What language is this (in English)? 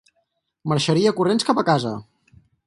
Catalan